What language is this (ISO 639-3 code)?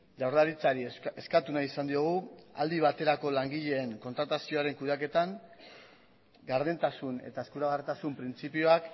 eus